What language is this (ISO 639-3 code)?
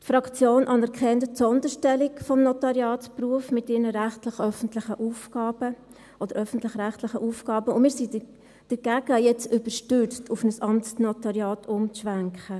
gsw